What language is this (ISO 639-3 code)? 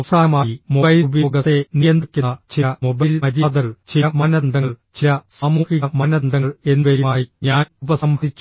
mal